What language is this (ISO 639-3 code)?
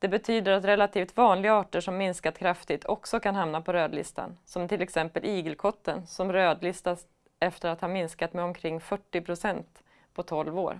swe